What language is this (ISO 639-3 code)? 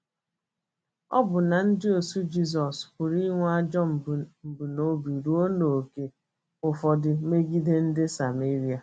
ibo